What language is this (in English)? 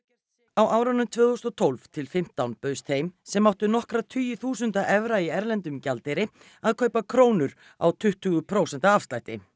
Icelandic